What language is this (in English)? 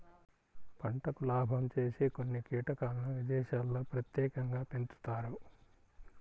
Telugu